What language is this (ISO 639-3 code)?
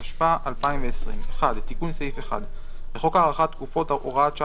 heb